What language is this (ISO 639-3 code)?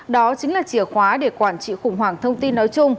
vie